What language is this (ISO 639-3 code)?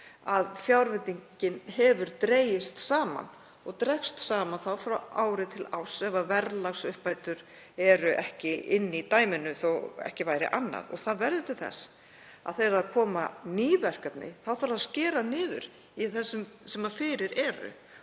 isl